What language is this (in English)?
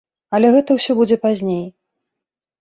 Belarusian